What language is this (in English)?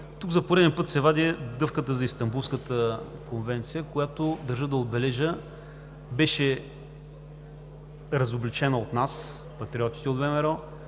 Bulgarian